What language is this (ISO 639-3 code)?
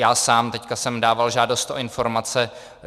ces